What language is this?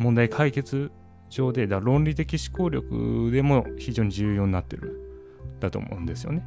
Japanese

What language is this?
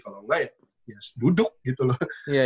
Indonesian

